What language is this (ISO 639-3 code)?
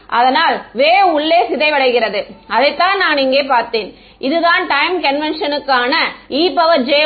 tam